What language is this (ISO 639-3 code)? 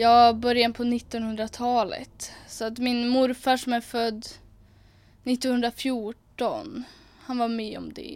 swe